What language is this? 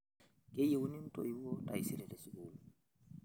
Masai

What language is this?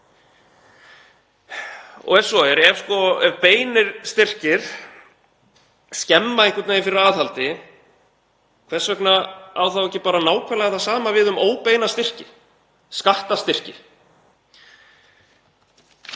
Icelandic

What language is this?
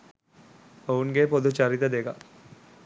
Sinhala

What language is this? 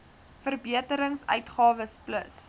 Afrikaans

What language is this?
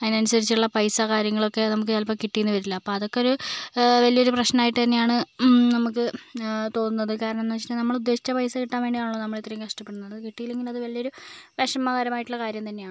Malayalam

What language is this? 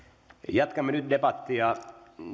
Finnish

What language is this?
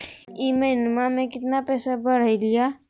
Magahi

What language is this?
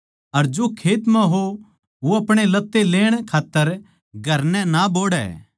Haryanvi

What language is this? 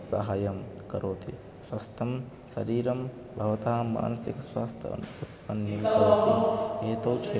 Sanskrit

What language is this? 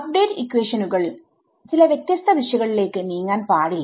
Malayalam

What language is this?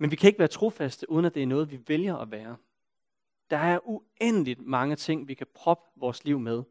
Danish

